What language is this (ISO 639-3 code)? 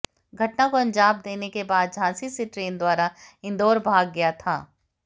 hin